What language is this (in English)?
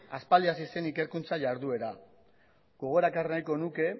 Basque